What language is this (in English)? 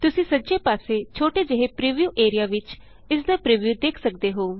Punjabi